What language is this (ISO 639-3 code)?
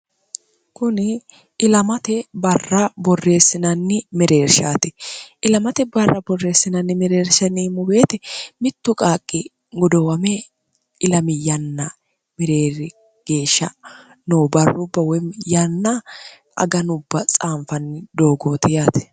sid